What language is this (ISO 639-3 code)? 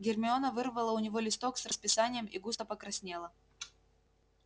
rus